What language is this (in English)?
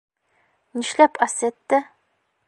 Bashkir